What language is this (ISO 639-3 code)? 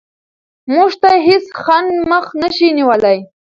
pus